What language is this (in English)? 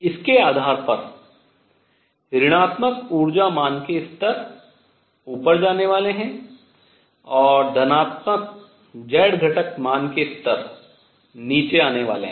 Hindi